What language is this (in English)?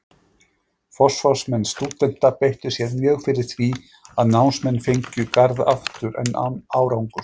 Icelandic